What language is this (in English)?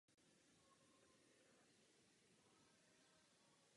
Czech